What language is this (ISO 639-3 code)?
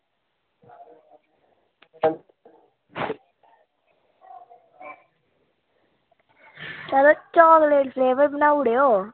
doi